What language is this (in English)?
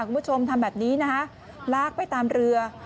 Thai